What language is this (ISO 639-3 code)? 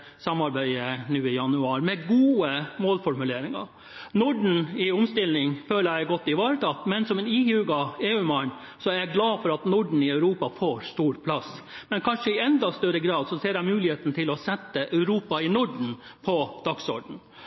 nob